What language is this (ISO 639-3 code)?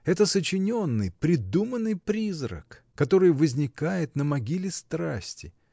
rus